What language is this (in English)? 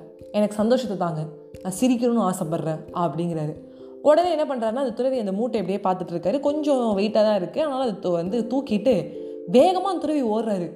Tamil